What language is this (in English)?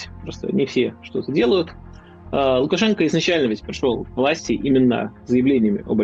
Russian